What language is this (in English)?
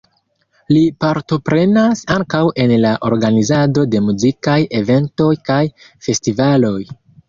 Esperanto